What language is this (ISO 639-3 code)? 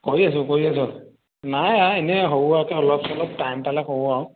asm